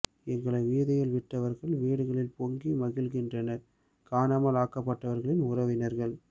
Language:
Tamil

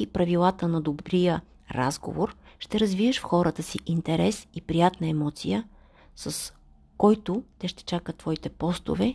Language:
Bulgarian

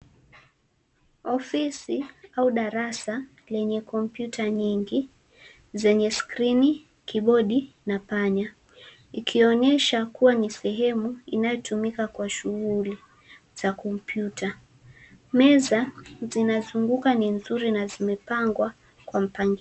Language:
Swahili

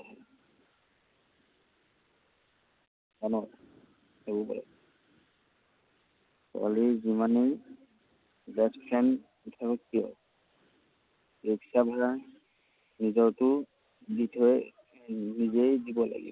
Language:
Assamese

